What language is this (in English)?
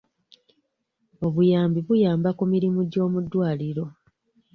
Ganda